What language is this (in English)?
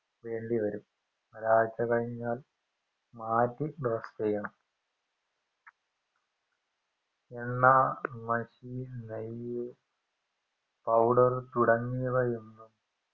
Malayalam